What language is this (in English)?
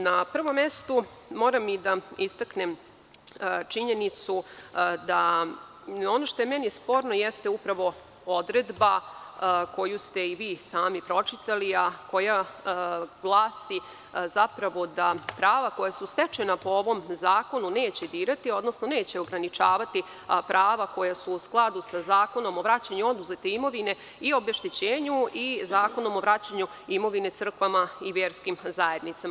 Serbian